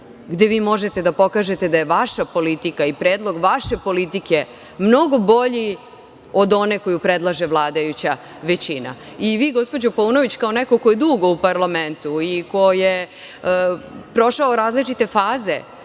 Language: Serbian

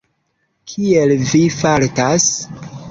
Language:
Esperanto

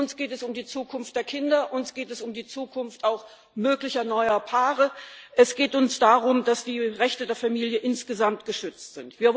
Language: German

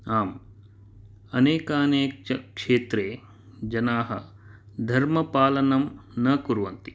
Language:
Sanskrit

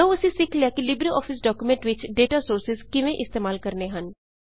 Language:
Punjabi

